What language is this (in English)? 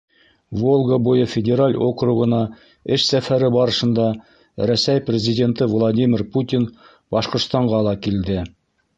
Bashkir